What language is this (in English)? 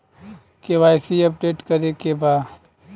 Bhojpuri